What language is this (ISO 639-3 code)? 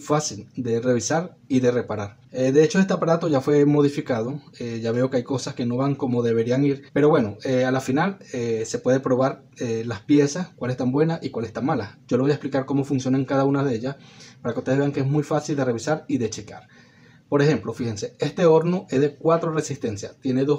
spa